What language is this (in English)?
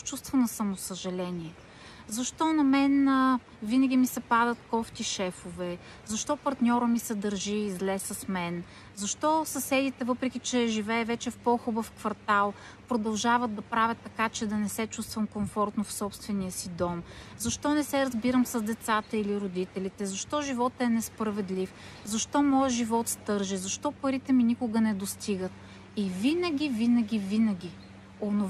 Bulgarian